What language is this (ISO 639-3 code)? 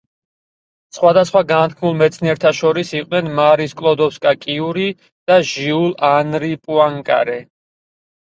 kat